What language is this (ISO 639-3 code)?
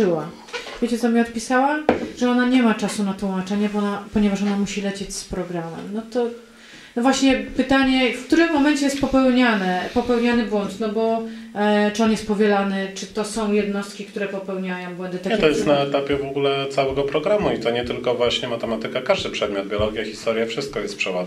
pol